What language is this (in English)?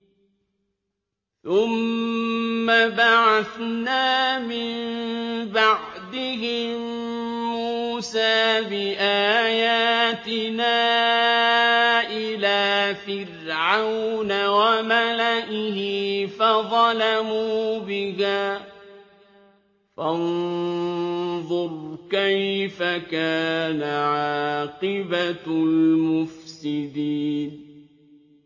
Arabic